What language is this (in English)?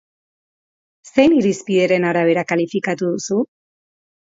Basque